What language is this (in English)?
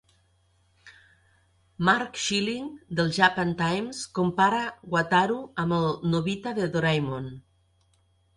Catalan